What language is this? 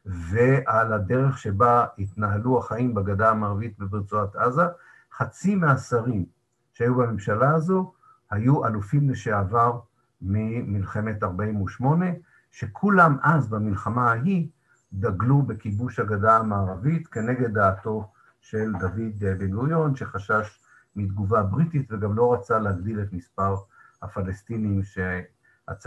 Hebrew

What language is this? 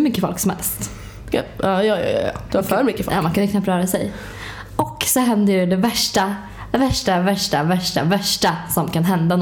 Swedish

